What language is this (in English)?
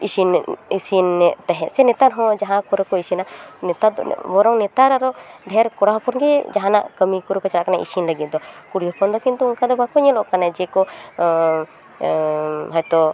Santali